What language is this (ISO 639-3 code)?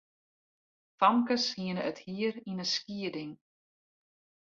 fry